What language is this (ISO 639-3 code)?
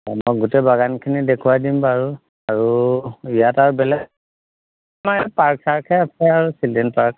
asm